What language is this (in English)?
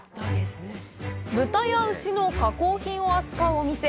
Japanese